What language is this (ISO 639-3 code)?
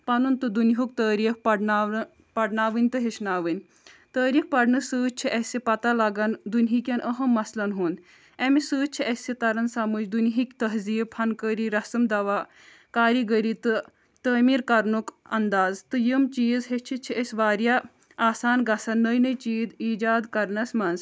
kas